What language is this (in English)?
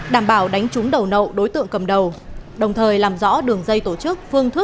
Vietnamese